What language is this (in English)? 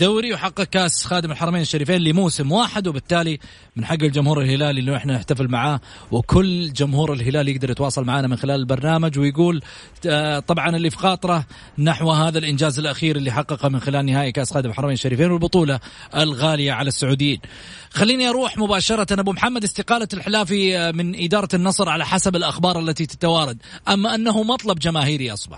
Arabic